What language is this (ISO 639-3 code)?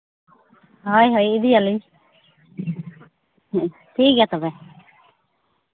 sat